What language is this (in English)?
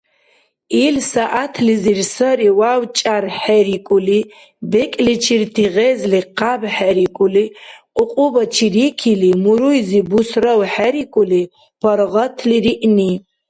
Dargwa